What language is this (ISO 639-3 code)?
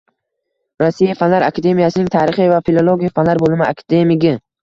uzb